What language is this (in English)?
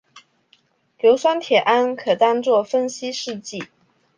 Chinese